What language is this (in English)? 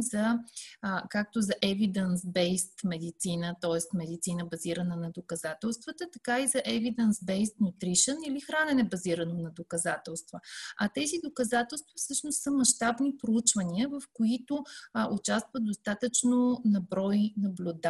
Bulgarian